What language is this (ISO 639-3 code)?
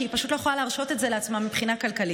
heb